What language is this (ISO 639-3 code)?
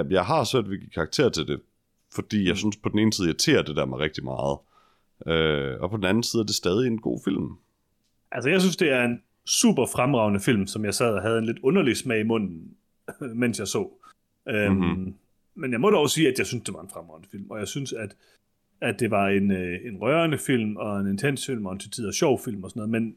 dan